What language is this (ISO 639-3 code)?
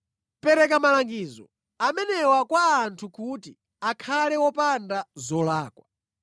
nya